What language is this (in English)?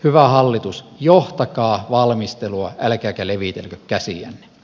Finnish